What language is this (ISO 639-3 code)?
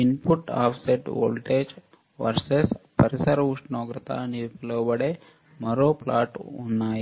tel